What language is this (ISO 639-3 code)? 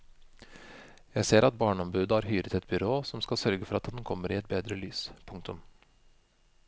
nor